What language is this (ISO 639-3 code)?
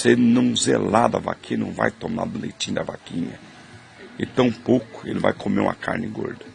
por